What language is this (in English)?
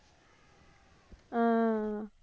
Tamil